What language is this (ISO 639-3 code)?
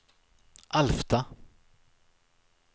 swe